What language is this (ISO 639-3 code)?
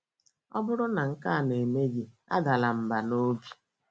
ibo